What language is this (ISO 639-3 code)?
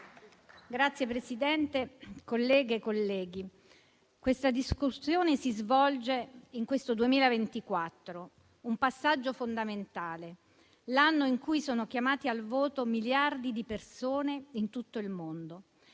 ita